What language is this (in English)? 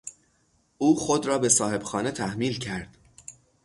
Persian